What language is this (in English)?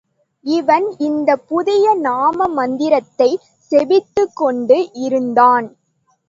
Tamil